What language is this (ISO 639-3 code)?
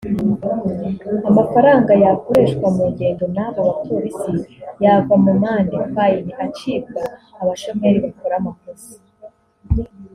kin